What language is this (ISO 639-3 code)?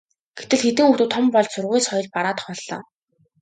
mon